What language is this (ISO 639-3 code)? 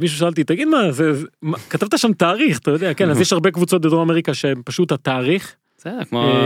heb